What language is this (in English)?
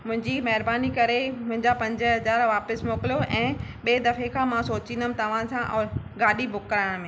Sindhi